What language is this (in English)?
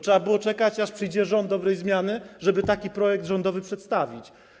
Polish